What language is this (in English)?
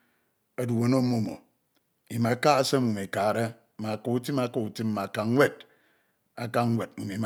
Ito